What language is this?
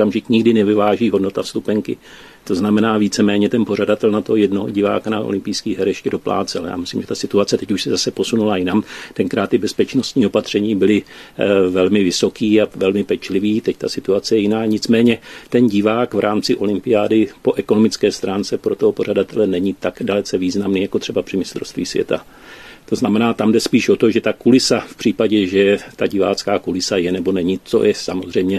Czech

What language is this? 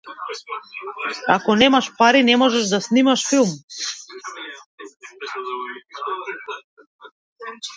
Macedonian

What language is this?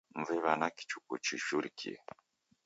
Taita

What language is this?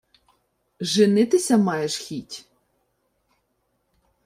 Ukrainian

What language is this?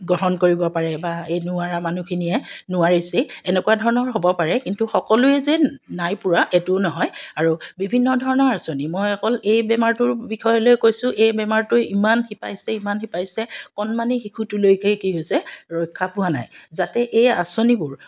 Assamese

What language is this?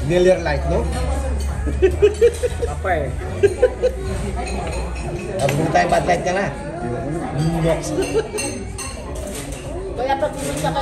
Filipino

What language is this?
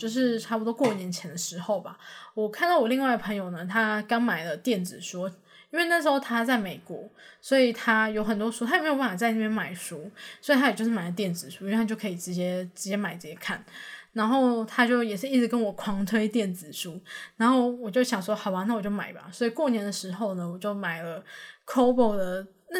Chinese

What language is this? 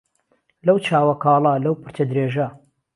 Central Kurdish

